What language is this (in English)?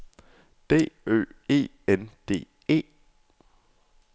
Danish